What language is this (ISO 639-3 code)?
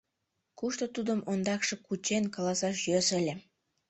chm